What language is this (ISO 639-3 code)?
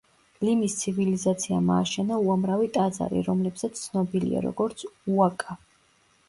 kat